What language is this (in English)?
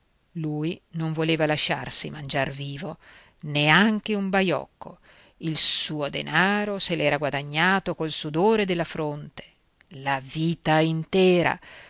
Italian